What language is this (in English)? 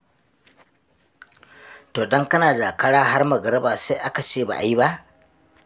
Hausa